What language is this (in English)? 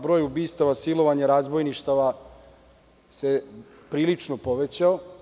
Serbian